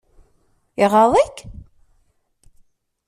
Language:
Kabyle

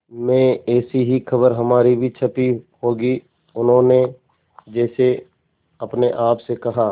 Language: Hindi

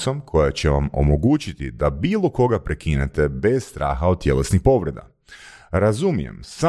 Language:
Croatian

